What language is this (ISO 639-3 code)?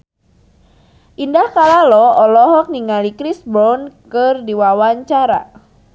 sun